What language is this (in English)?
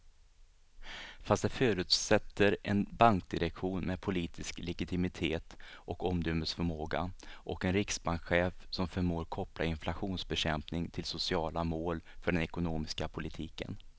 Swedish